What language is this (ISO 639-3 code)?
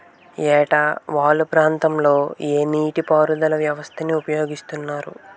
tel